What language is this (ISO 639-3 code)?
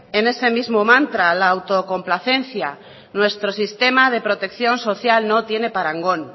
spa